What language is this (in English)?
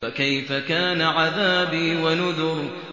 Arabic